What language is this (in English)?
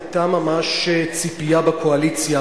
Hebrew